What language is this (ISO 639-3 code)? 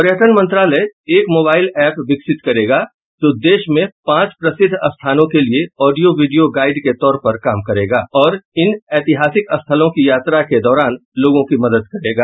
hin